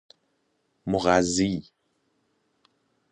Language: Persian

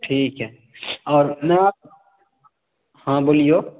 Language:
Maithili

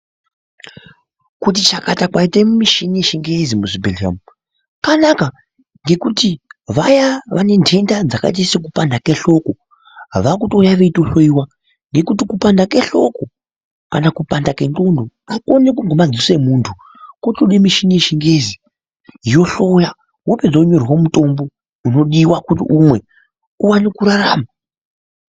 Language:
Ndau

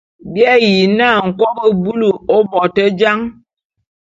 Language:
Bulu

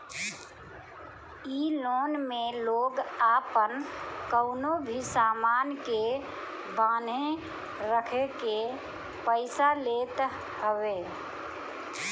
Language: Bhojpuri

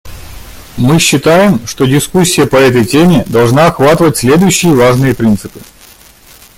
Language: Russian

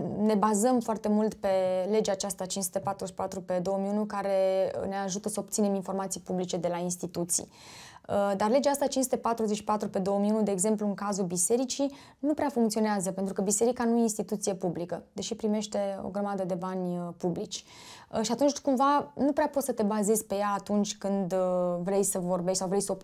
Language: Romanian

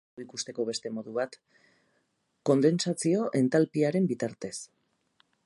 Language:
Basque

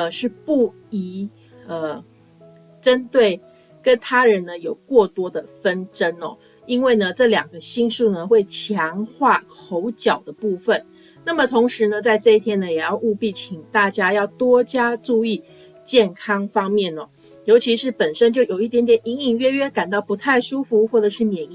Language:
Chinese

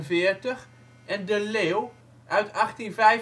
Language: Dutch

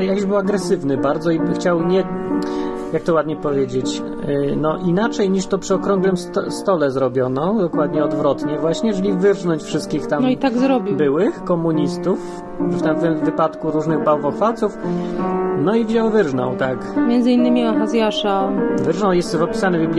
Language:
Polish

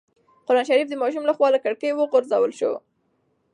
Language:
Pashto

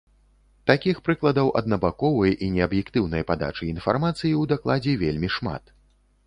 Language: Belarusian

